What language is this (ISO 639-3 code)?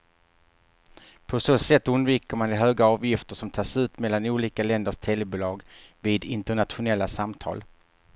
swe